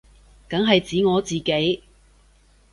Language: Cantonese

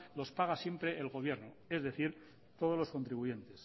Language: Spanish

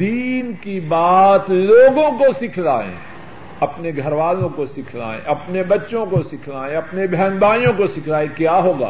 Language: Urdu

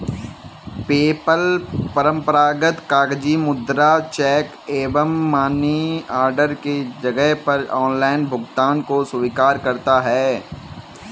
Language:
Hindi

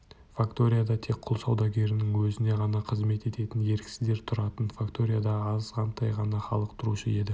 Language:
Kazakh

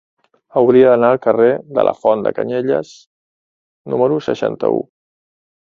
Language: Catalan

